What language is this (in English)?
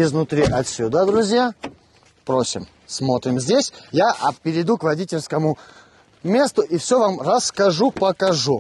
Russian